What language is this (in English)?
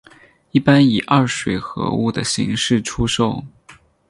Chinese